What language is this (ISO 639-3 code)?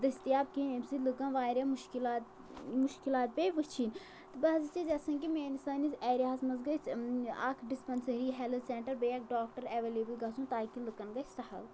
kas